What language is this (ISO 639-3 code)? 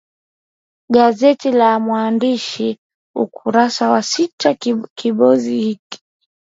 swa